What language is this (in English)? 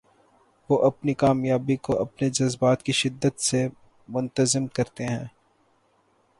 Urdu